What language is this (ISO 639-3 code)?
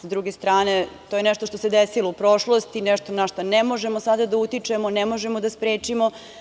srp